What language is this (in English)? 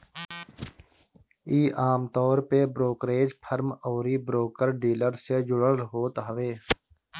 Bhojpuri